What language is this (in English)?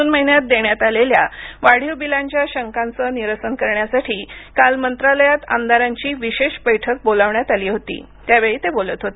Marathi